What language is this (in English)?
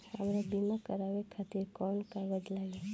Bhojpuri